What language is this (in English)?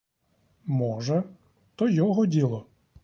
Ukrainian